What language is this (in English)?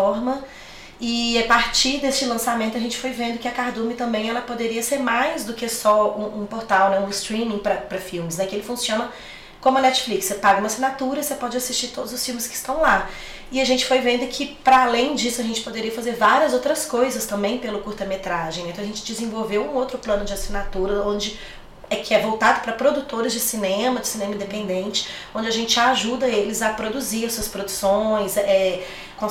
Portuguese